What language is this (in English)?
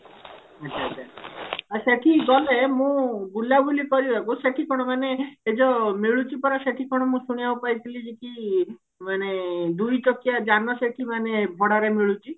Odia